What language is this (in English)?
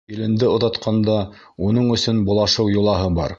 Bashkir